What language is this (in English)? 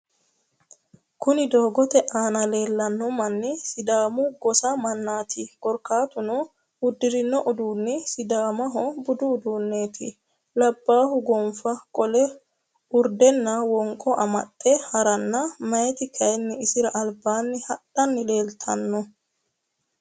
Sidamo